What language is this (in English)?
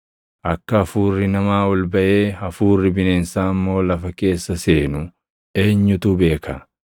Oromo